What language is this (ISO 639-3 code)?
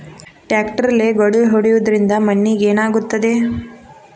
kan